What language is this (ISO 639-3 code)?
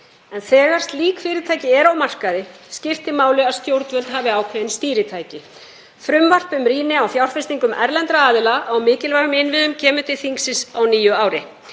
isl